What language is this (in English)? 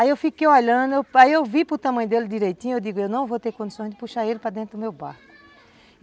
Portuguese